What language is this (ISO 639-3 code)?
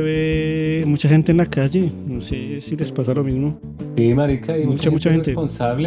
spa